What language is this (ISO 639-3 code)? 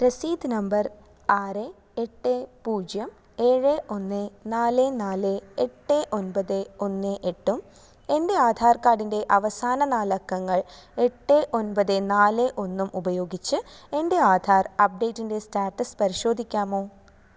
mal